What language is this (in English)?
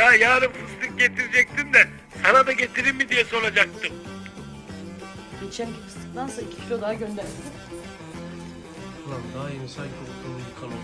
Turkish